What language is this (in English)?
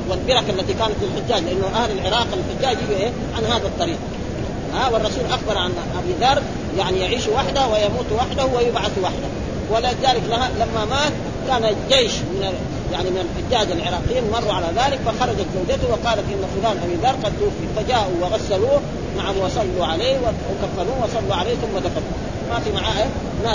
Arabic